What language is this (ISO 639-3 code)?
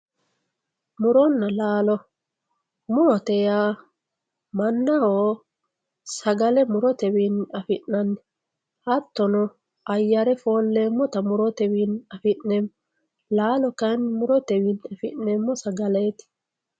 sid